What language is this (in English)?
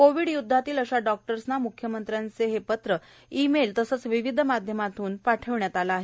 Marathi